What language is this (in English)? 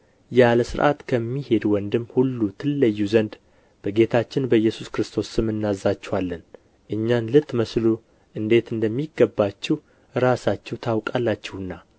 Amharic